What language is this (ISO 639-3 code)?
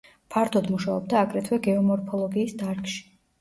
kat